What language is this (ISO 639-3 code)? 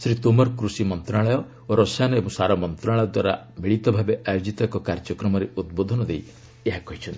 ori